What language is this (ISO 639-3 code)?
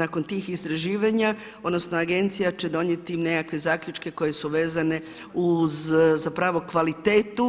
hrv